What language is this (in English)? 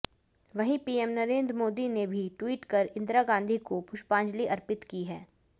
Hindi